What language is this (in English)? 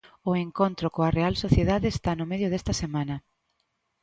Galician